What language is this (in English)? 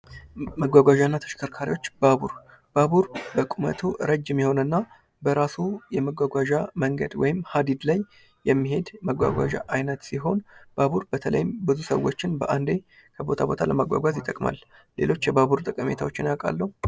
Amharic